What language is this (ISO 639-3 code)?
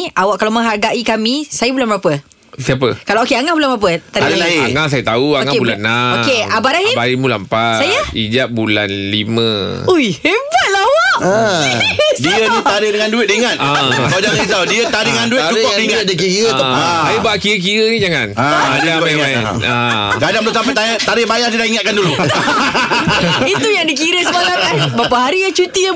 msa